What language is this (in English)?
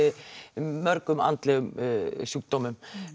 Icelandic